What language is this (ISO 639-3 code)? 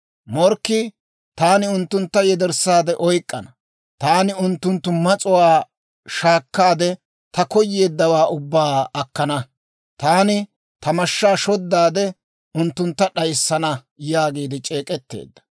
dwr